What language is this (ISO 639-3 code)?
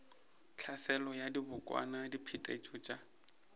nso